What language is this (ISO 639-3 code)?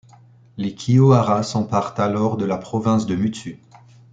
fra